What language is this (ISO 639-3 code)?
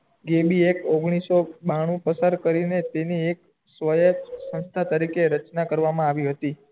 guj